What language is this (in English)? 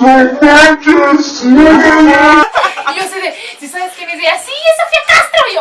Spanish